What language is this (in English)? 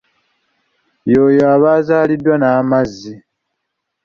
Ganda